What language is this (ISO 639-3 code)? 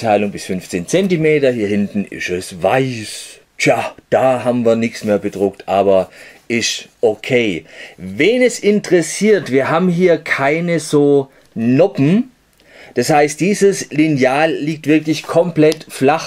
deu